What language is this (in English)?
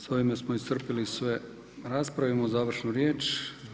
Croatian